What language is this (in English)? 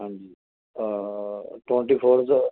Punjabi